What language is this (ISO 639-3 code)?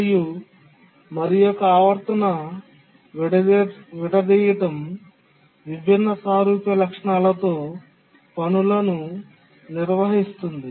tel